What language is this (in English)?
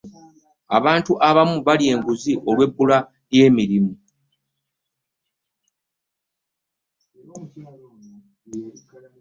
Ganda